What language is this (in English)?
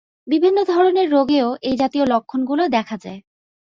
Bangla